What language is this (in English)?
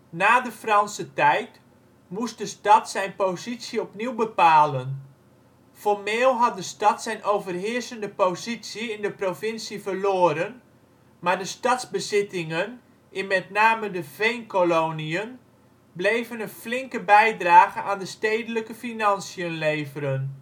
Dutch